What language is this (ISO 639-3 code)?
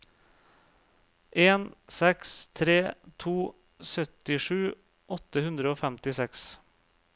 nor